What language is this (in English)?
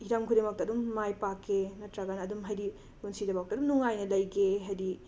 Manipuri